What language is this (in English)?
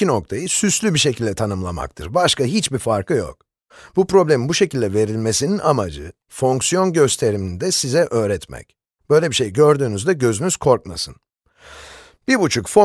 Turkish